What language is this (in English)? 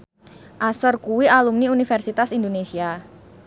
Javanese